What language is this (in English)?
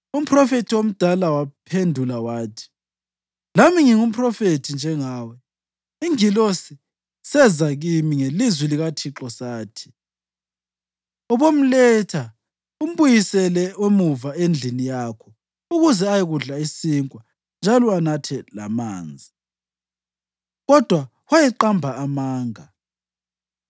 North Ndebele